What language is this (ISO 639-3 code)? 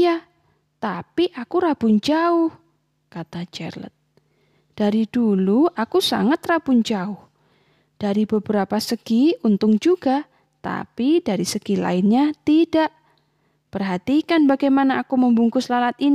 ind